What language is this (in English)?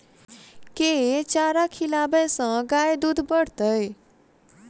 Maithili